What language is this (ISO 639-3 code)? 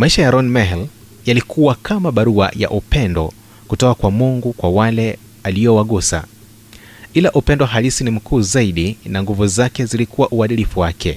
swa